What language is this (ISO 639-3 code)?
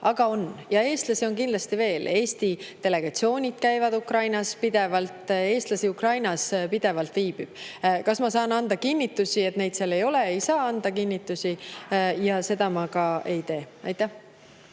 est